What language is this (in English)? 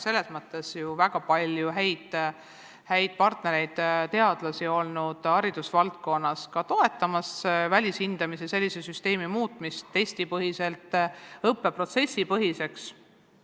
Estonian